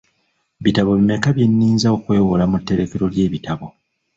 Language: Ganda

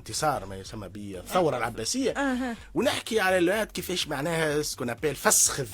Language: Arabic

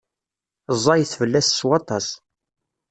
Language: Kabyle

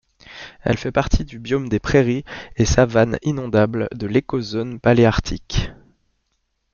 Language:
French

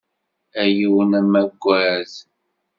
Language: Kabyle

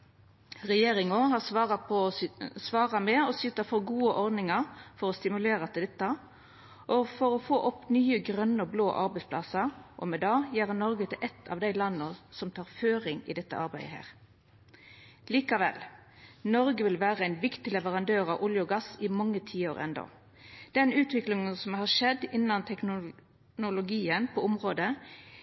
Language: Norwegian Nynorsk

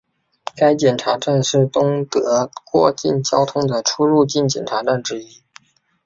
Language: Chinese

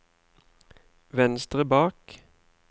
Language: Norwegian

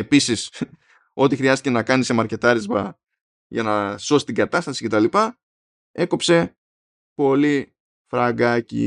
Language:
Greek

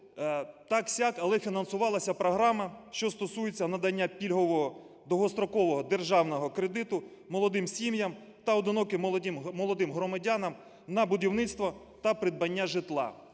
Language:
Ukrainian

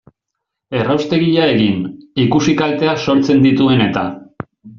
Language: Basque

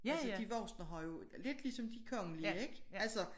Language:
Danish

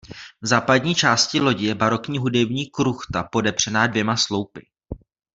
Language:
Czech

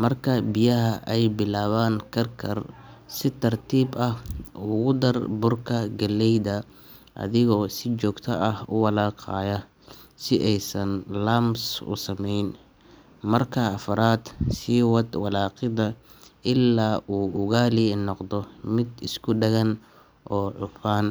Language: Somali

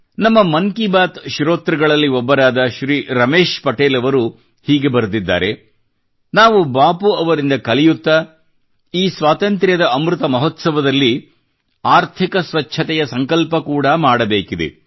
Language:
Kannada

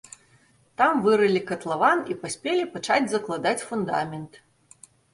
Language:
Belarusian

